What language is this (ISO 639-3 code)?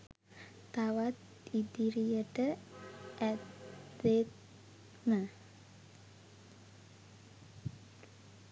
sin